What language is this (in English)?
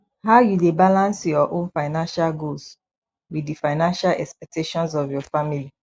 Nigerian Pidgin